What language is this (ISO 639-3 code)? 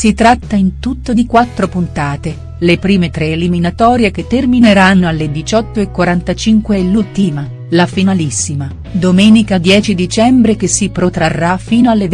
ita